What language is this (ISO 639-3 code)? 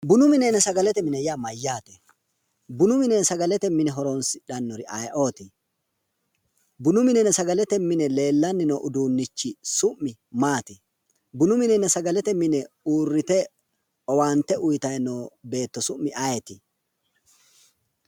sid